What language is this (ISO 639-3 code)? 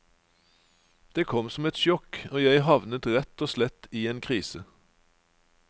nor